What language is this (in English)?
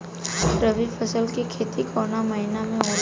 Bhojpuri